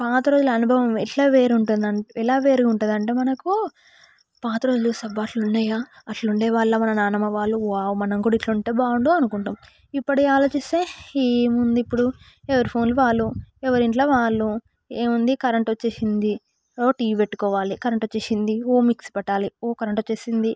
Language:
Telugu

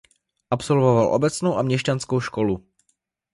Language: Czech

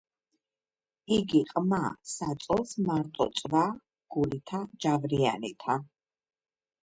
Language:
Georgian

